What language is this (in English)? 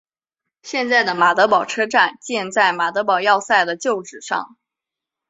Chinese